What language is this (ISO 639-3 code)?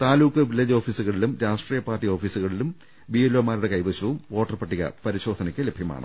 mal